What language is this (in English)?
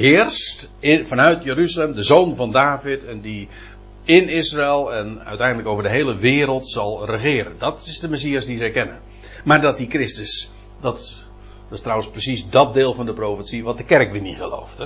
Dutch